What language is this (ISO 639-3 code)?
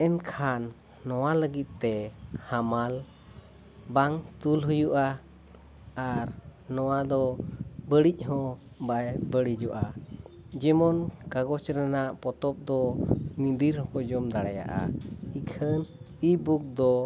sat